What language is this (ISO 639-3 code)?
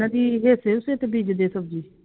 pan